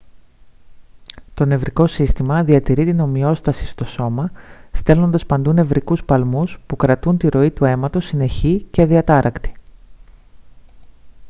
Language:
Greek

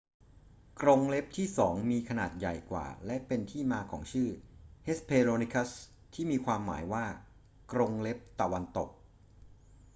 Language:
Thai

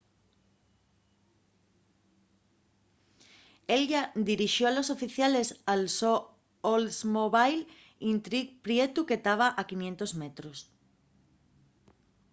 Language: Asturian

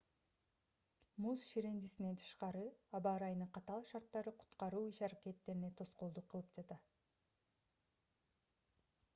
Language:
Kyrgyz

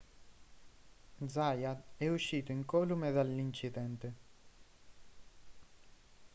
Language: Italian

